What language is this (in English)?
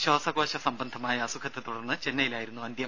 Malayalam